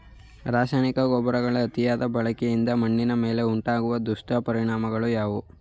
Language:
Kannada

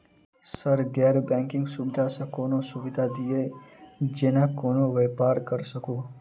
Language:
Maithili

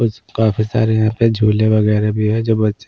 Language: Hindi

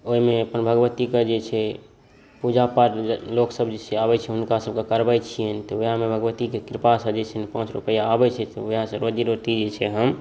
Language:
Maithili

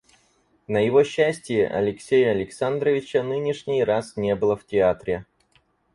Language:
Russian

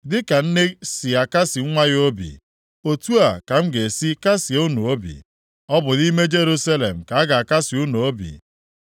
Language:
Igbo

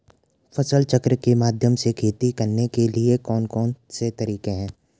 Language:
Hindi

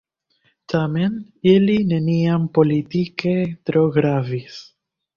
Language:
Esperanto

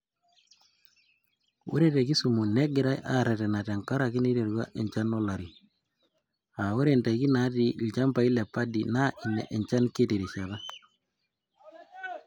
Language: Masai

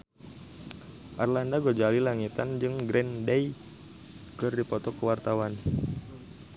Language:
Sundanese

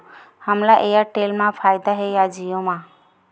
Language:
Chhattisgarhi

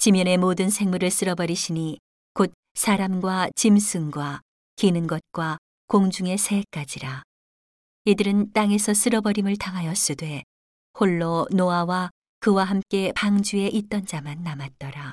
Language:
Korean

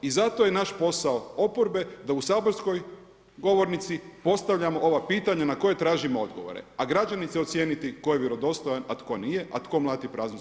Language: Croatian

